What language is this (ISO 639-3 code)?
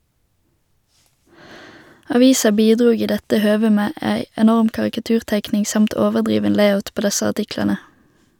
nor